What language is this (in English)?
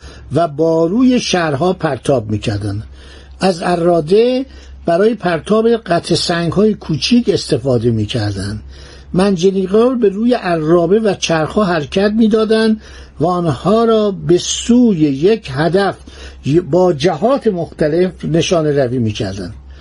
Persian